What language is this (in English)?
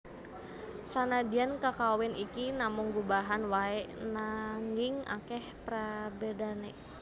Javanese